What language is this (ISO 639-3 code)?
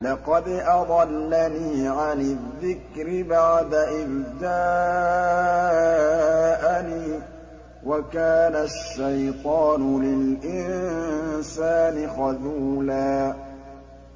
ara